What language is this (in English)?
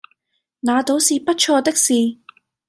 Cantonese